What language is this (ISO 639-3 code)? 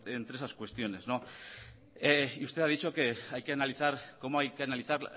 spa